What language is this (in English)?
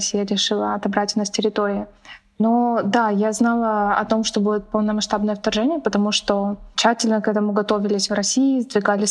Russian